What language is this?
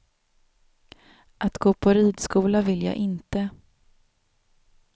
Swedish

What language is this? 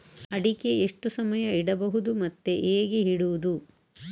Kannada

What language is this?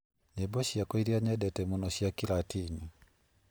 Kikuyu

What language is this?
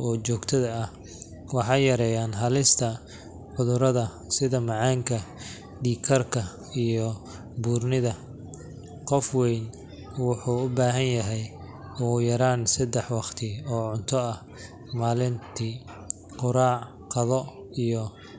Somali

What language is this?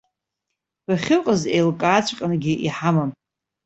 Abkhazian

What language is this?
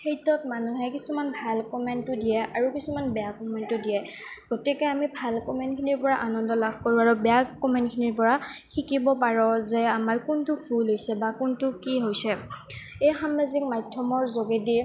Assamese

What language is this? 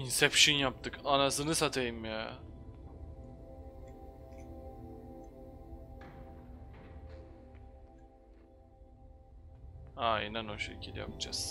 Turkish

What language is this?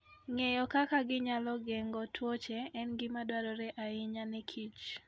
Luo (Kenya and Tanzania)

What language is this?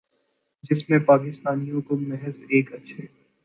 Urdu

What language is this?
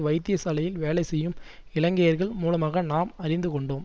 Tamil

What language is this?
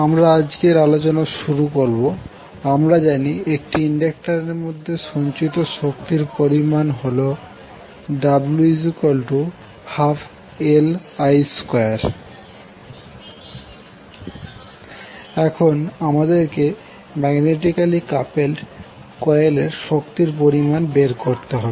Bangla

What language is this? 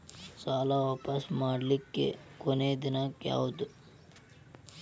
Kannada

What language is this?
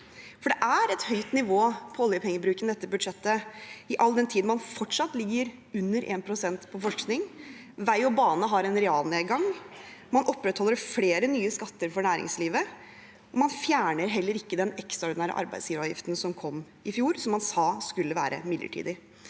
Norwegian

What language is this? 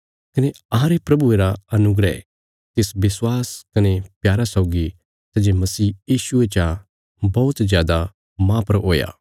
Bilaspuri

